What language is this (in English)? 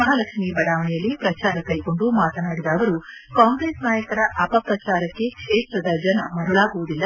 Kannada